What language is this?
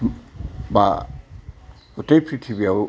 Bodo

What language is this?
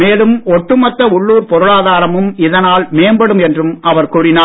Tamil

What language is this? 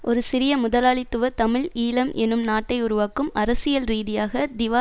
Tamil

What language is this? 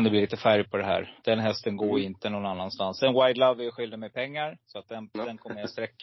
Swedish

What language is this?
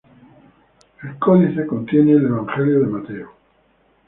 Spanish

